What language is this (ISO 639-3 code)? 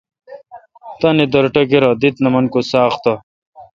xka